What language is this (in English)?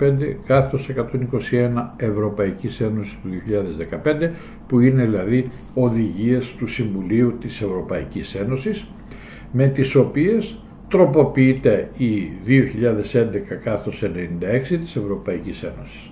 Greek